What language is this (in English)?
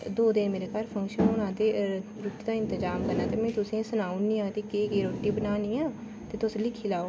Dogri